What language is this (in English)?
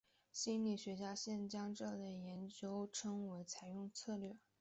Chinese